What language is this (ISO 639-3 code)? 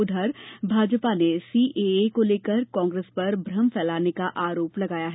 hin